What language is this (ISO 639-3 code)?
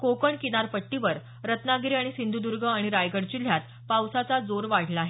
mar